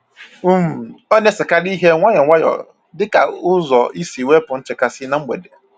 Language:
Igbo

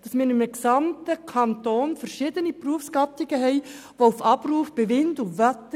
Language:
Swiss German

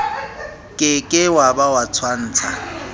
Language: Southern Sotho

